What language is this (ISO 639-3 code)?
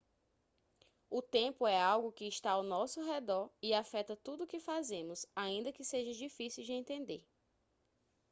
por